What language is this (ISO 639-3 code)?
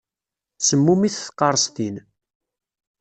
kab